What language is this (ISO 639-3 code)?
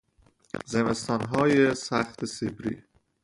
fas